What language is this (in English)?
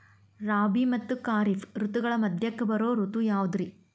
Kannada